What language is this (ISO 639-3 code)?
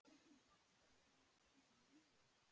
isl